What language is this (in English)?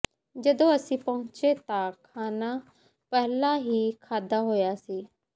Punjabi